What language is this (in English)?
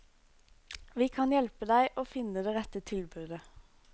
Norwegian